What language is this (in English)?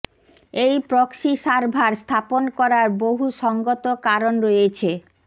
Bangla